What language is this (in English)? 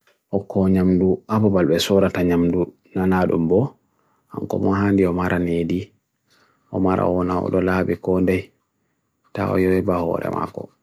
Bagirmi Fulfulde